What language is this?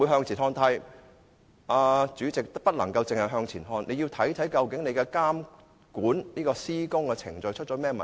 Cantonese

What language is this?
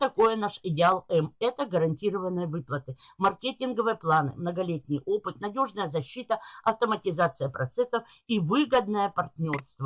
Russian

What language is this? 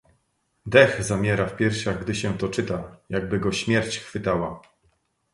Polish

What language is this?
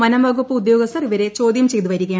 Malayalam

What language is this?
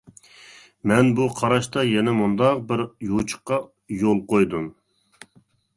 Uyghur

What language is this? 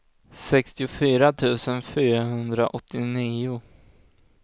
Swedish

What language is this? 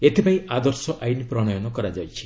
Odia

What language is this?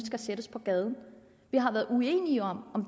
Danish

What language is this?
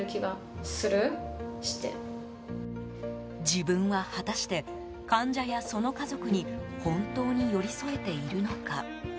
Japanese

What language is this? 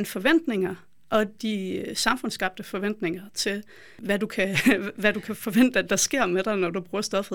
Danish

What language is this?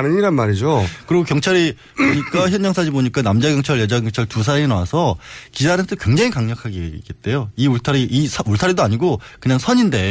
Korean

